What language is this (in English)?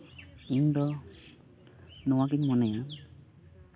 Santali